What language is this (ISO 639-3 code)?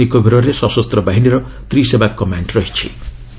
ori